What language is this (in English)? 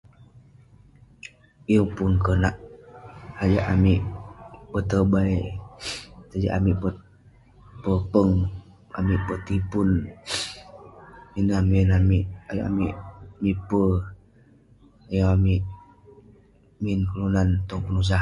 Western Penan